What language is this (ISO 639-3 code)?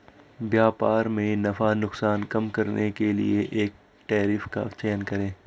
hin